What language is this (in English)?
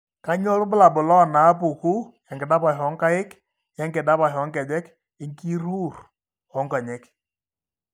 Masai